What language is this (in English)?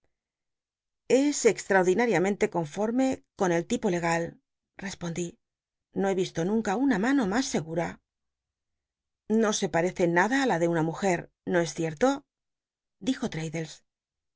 Spanish